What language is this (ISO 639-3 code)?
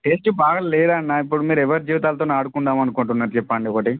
tel